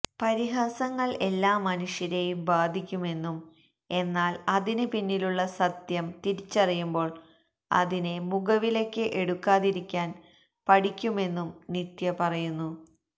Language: Malayalam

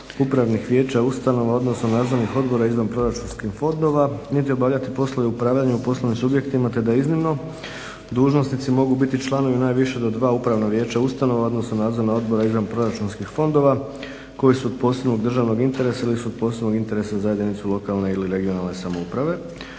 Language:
Croatian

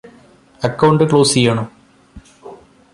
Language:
Malayalam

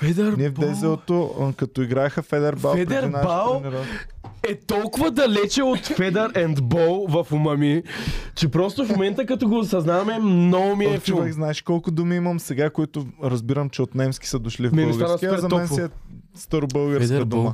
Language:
Bulgarian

